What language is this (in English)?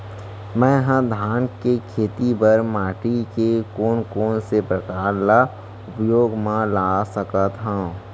Chhattisgarhi